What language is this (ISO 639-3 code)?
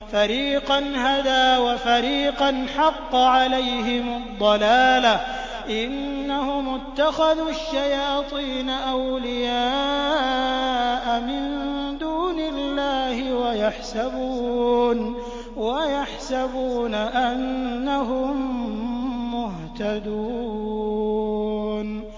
ara